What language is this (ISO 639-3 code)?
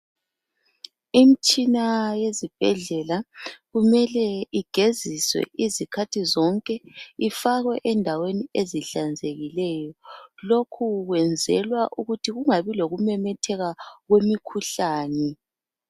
nde